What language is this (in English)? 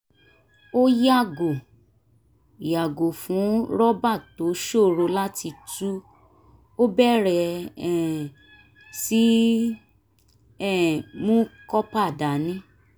Yoruba